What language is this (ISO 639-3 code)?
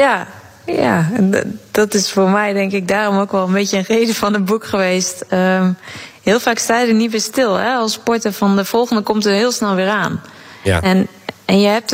nld